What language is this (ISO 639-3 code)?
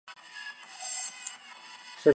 zho